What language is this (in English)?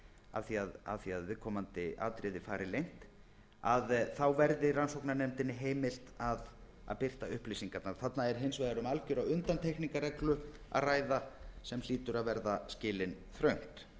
Icelandic